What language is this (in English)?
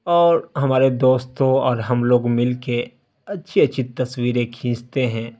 Urdu